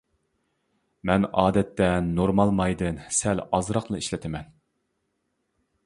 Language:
Uyghur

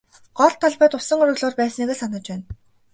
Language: Mongolian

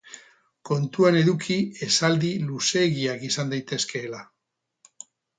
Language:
Basque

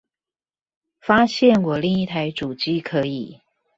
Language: Chinese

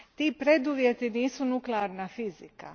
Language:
Croatian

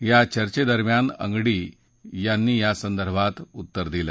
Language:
Marathi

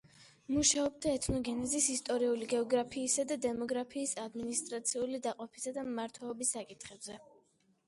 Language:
Georgian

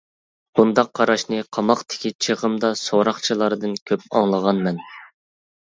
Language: Uyghur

